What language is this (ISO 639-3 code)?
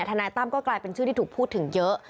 tha